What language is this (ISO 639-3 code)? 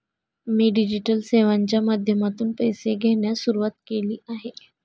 mar